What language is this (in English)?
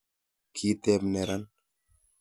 Kalenjin